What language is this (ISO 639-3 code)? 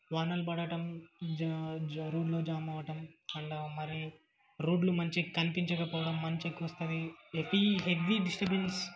tel